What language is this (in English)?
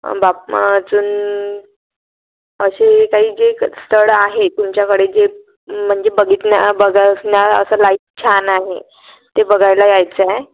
Marathi